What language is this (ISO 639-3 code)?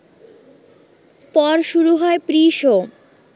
ben